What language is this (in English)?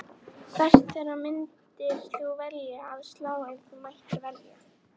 Icelandic